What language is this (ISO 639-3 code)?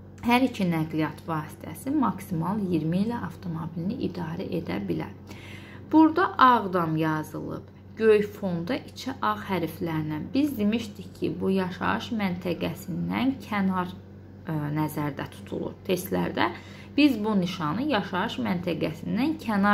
tur